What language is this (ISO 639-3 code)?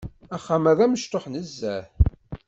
kab